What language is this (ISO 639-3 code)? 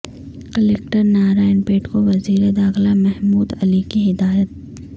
urd